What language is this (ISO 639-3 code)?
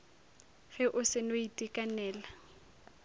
nso